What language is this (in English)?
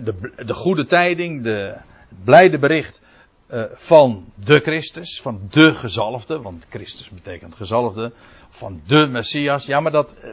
Dutch